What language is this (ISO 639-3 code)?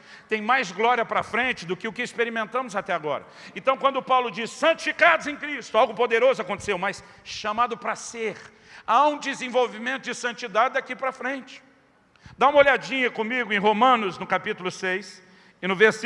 por